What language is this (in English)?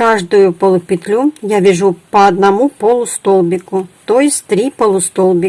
Russian